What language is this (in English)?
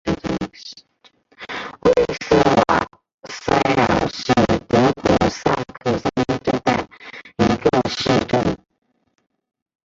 Chinese